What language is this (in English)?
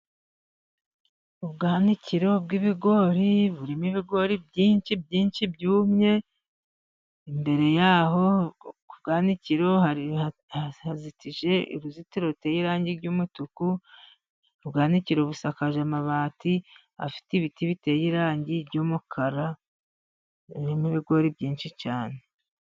Kinyarwanda